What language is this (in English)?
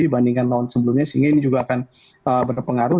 Indonesian